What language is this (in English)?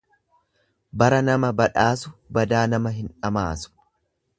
Oromo